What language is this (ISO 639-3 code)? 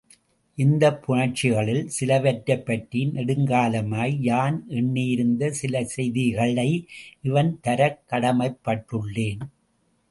tam